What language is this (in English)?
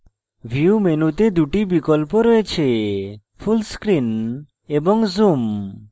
Bangla